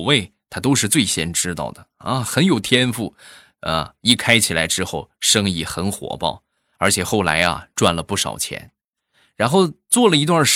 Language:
Chinese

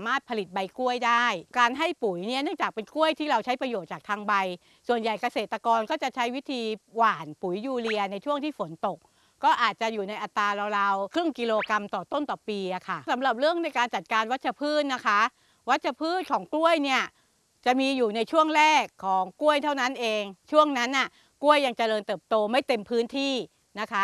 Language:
Thai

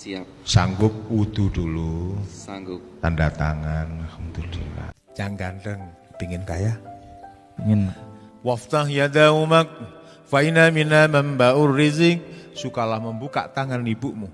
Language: Indonesian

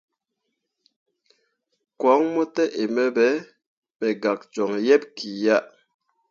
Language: Mundang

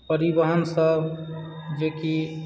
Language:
Maithili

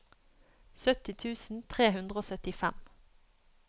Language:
Norwegian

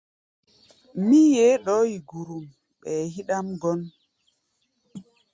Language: Gbaya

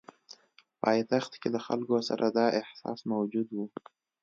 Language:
Pashto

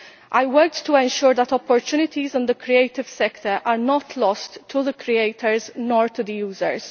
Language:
English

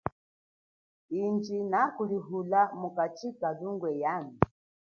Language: Chokwe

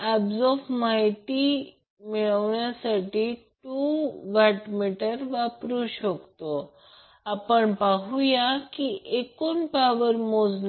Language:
Marathi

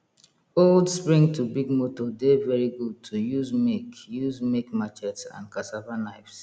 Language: Nigerian Pidgin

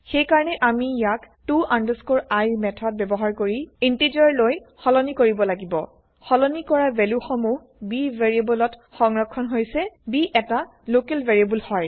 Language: Assamese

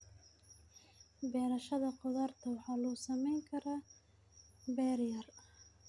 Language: Somali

